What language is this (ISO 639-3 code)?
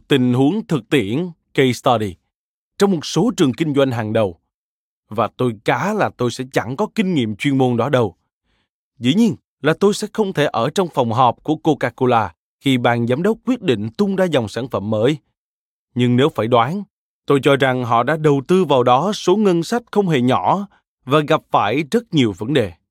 vie